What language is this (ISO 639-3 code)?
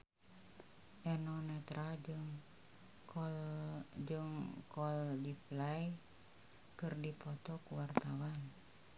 sun